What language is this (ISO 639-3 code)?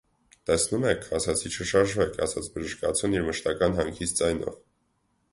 hye